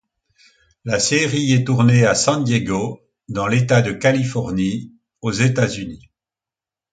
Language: French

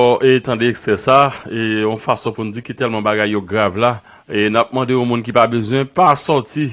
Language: French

